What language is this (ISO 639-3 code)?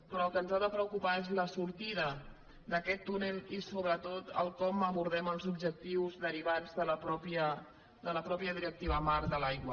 cat